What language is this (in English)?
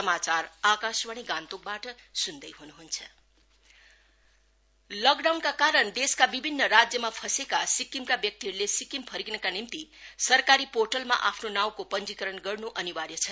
Nepali